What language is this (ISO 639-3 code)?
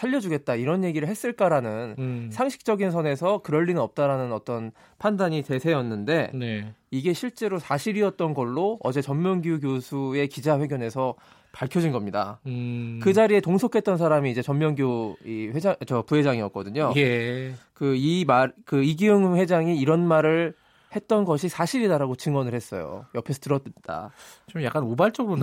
kor